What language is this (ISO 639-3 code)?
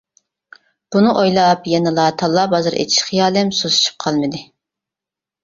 uig